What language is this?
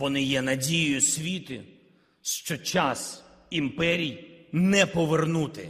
Ukrainian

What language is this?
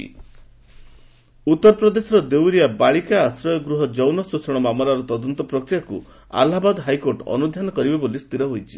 Odia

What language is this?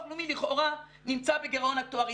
Hebrew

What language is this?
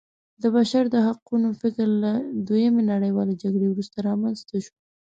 Pashto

